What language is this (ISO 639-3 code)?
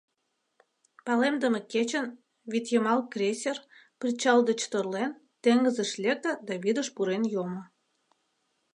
chm